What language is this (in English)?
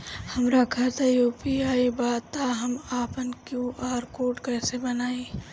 Bhojpuri